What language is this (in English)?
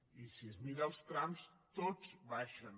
Catalan